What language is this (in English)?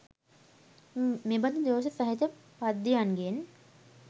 Sinhala